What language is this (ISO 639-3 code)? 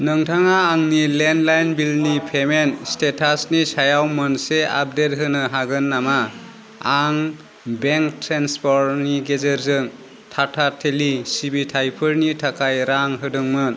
brx